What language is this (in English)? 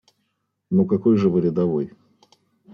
Russian